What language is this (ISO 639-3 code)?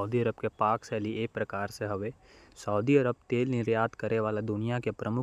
kfp